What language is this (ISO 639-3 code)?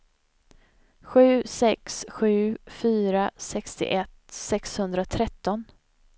swe